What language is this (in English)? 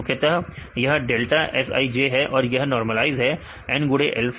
Hindi